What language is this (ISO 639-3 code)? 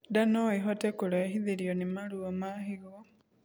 kik